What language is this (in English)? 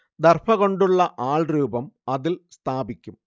Malayalam